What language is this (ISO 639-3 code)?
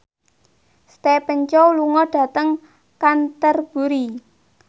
jav